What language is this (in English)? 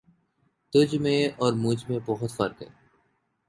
Urdu